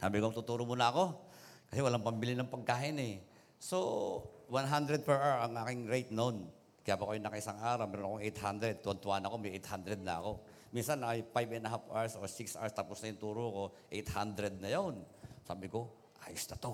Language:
Filipino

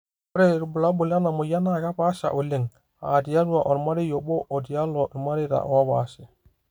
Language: Masai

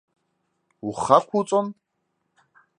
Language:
Abkhazian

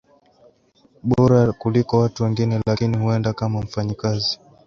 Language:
Swahili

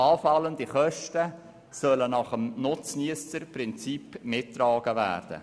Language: Swiss German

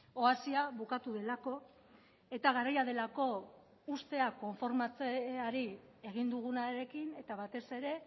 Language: Basque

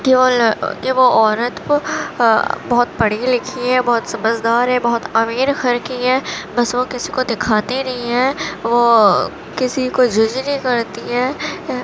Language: Urdu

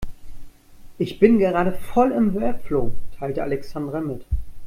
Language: German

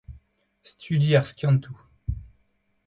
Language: Breton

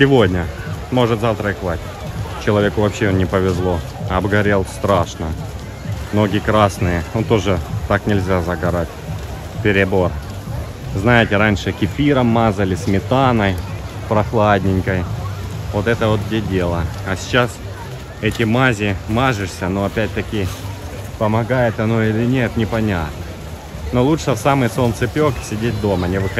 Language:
Russian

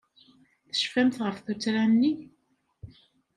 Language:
Kabyle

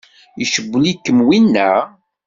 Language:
Kabyle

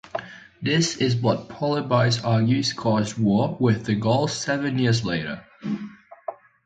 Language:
English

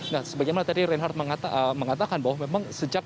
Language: Indonesian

